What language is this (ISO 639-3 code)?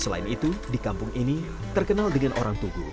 ind